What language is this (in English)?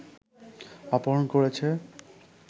Bangla